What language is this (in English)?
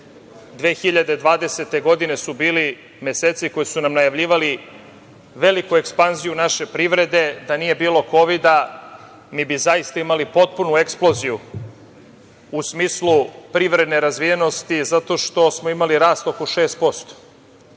Serbian